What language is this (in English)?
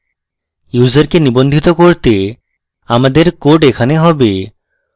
Bangla